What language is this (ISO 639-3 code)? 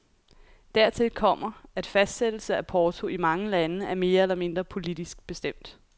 dan